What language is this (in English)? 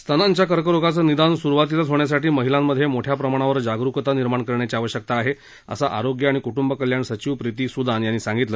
Marathi